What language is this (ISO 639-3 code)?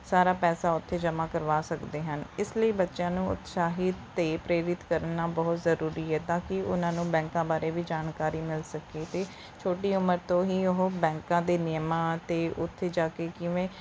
pan